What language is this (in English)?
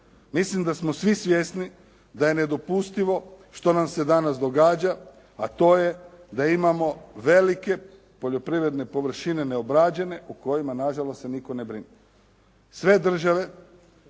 Croatian